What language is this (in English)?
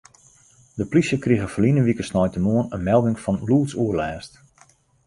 Western Frisian